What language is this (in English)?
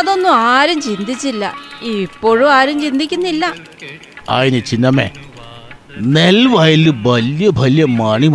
Malayalam